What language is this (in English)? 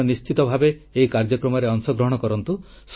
Odia